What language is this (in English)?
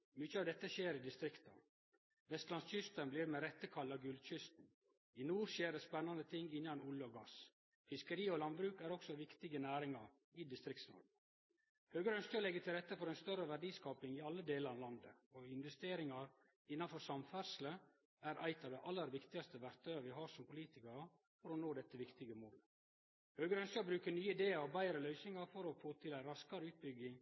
Norwegian Nynorsk